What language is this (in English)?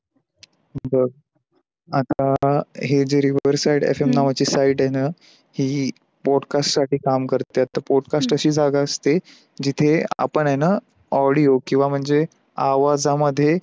Marathi